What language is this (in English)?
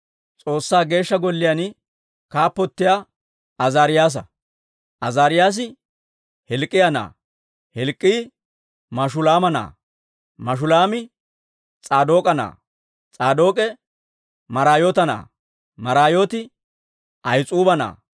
Dawro